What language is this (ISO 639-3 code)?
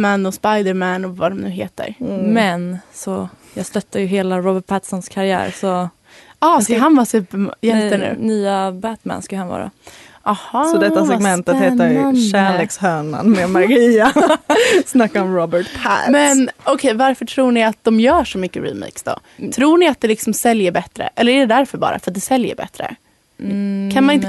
swe